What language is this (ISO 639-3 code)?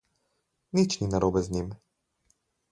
slv